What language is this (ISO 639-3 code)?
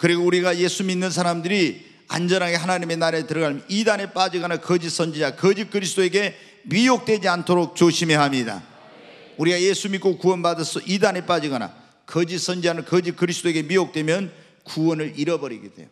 kor